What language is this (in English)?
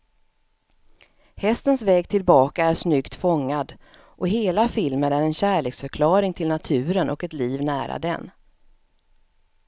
Swedish